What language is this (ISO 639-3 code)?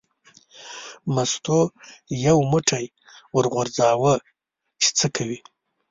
pus